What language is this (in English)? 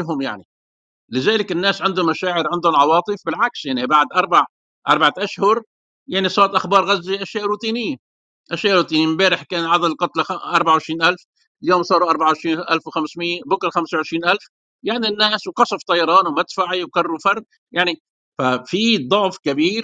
Arabic